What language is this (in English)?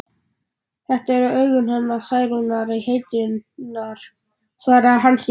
Icelandic